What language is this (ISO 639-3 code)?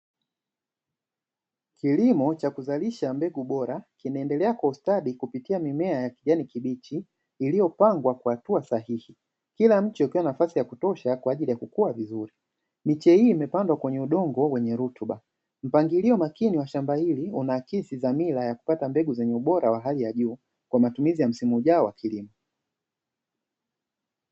swa